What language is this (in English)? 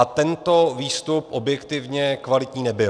Czech